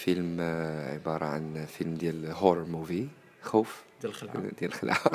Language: Arabic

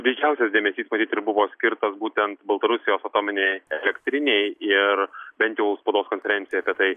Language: Lithuanian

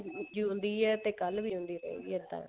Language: Punjabi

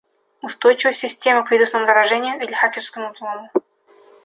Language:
Russian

